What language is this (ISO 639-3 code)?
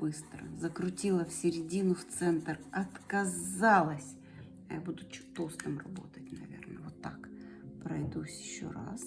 rus